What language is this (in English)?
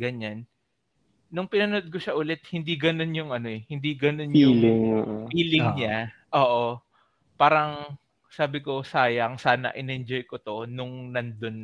Filipino